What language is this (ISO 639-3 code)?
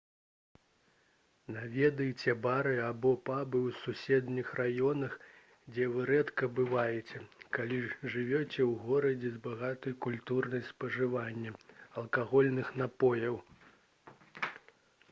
bel